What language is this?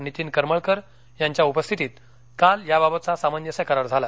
Marathi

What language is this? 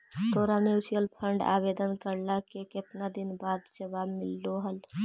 Magahi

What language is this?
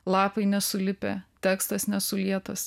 Lithuanian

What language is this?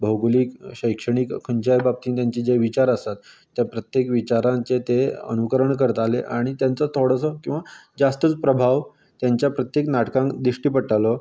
Konkani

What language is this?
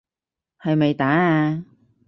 Cantonese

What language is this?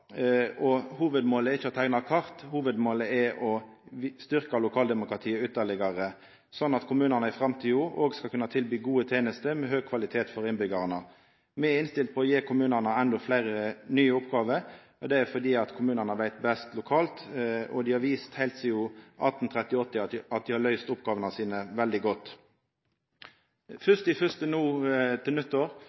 Norwegian Nynorsk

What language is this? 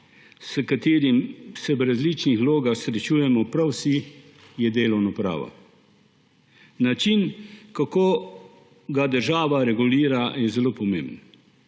Slovenian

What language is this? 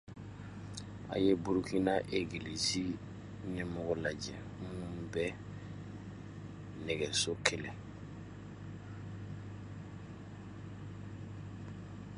Dyula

